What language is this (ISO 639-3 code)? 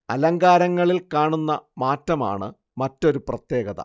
mal